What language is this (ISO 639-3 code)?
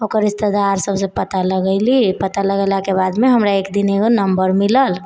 mai